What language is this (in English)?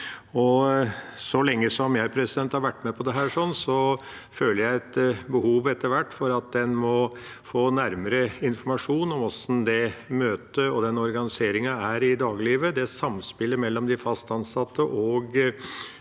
Norwegian